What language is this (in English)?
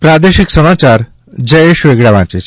Gujarati